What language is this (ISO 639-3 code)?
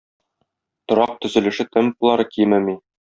tat